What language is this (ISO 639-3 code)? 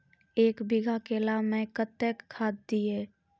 mai